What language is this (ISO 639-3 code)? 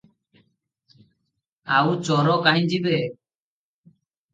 ori